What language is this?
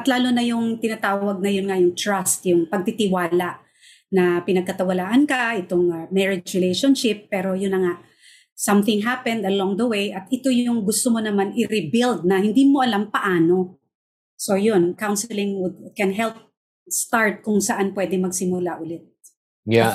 Filipino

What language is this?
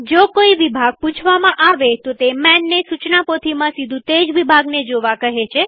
Gujarati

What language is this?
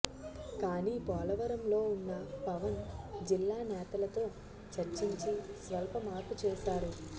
Telugu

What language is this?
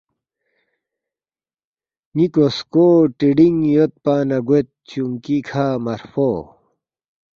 Balti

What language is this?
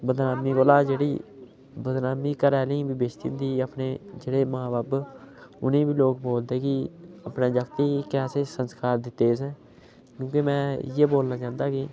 Dogri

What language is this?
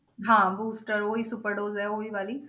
Punjabi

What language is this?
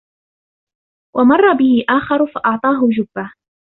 Arabic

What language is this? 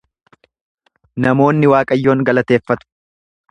Oromo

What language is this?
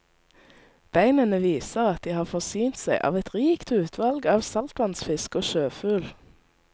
Norwegian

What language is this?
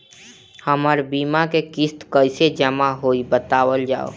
Bhojpuri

